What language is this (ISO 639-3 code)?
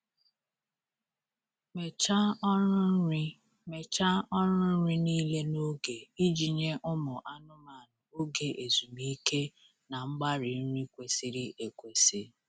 ibo